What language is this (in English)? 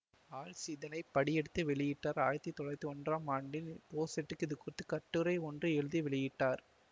Tamil